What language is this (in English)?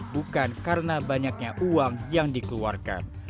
Indonesian